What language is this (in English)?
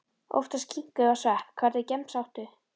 Icelandic